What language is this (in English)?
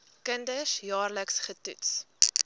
Afrikaans